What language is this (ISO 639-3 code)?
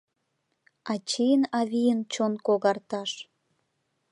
chm